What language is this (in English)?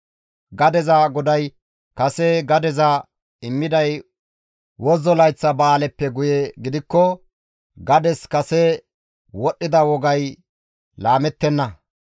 Gamo